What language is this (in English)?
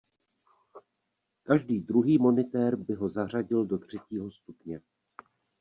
Czech